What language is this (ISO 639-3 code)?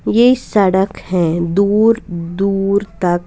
hin